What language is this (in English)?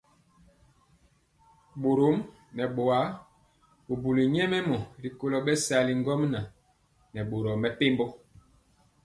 Mpiemo